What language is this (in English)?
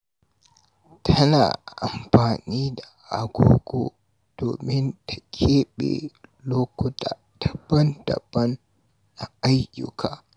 Hausa